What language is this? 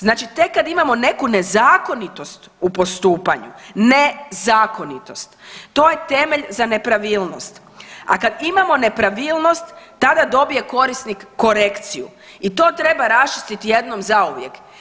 Croatian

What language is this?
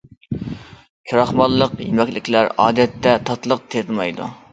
Uyghur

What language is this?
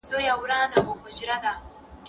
Pashto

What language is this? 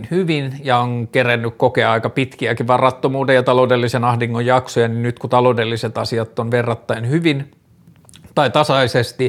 Finnish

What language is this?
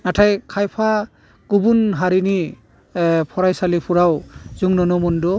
Bodo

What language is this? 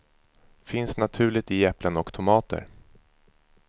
Swedish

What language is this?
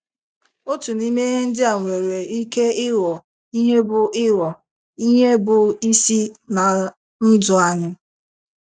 Igbo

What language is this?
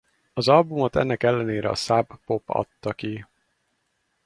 Hungarian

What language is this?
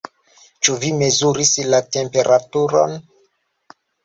Esperanto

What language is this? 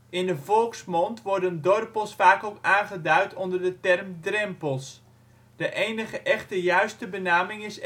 Dutch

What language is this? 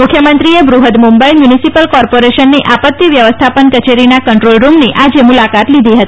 Gujarati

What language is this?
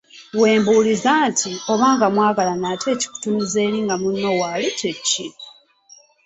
Ganda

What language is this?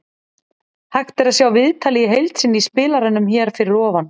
Icelandic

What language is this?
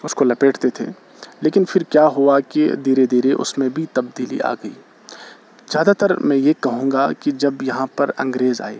Urdu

